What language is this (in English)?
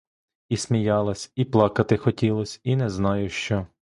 Ukrainian